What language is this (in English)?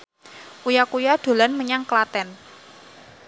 Javanese